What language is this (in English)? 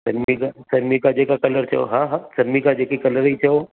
Sindhi